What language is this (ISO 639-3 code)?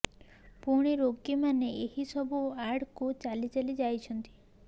ori